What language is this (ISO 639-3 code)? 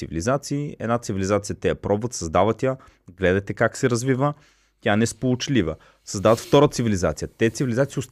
bul